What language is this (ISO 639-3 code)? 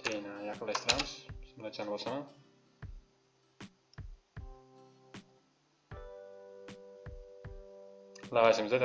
tur